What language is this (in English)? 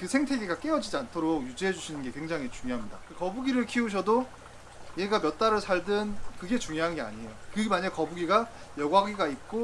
Korean